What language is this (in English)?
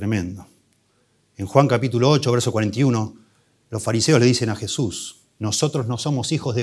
Spanish